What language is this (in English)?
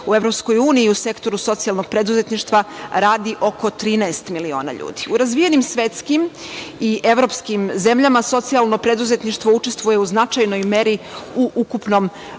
Serbian